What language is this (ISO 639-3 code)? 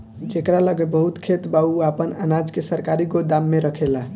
bho